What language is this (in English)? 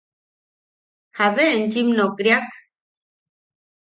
Yaqui